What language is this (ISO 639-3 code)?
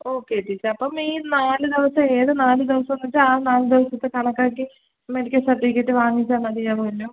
mal